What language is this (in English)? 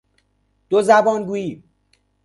Persian